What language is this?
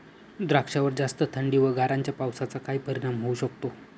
Marathi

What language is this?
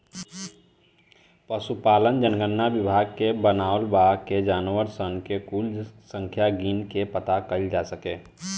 Bhojpuri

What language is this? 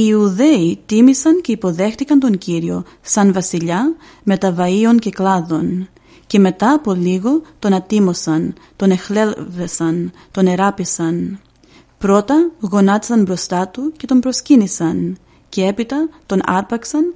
Greek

